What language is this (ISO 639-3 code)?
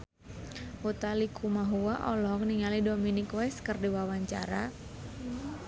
sun